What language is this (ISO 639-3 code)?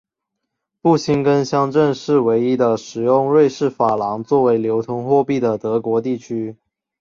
zho